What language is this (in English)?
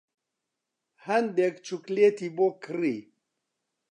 Central Kurdish